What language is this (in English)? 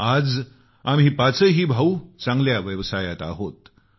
Marathi